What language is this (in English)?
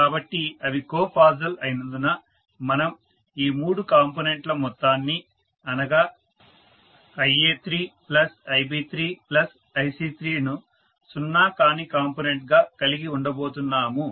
Telugu